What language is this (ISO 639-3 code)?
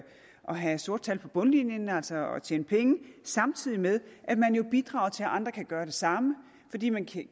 dan